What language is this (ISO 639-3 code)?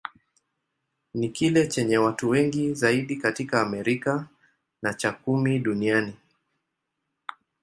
swa